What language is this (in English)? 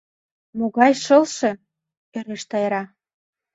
Mari